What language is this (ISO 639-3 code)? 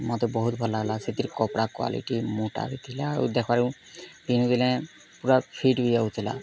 ori